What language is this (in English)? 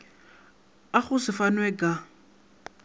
Northern Sotho